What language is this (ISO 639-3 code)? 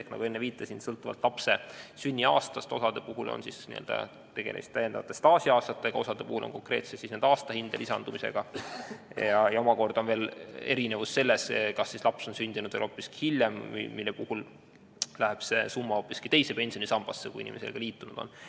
est